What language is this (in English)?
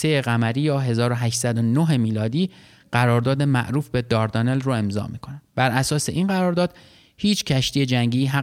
Persian